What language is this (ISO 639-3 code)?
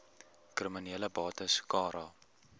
afr